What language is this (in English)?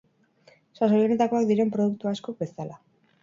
Basque